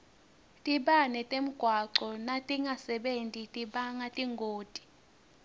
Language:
Swati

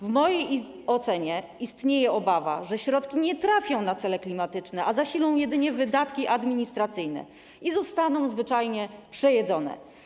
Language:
Polish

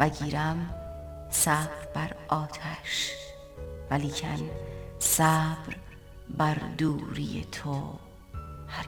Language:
Persian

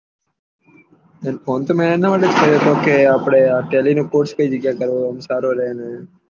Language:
Gujarati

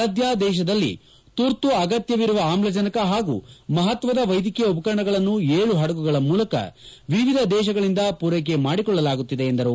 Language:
Kannada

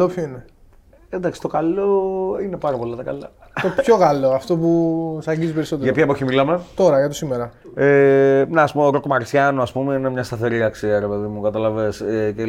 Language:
Greek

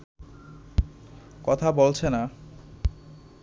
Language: Bangla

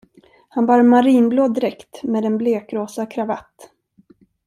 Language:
Swedish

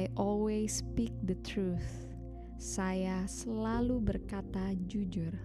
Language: Indonesian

